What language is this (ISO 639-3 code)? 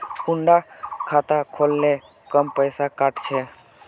mag